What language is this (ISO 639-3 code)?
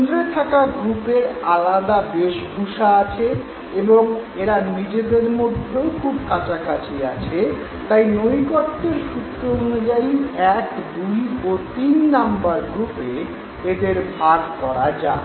ben